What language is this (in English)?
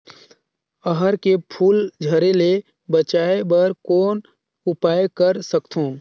Chhattisgarhi